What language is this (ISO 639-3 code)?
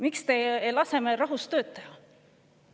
est